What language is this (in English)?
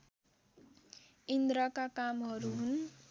Nepali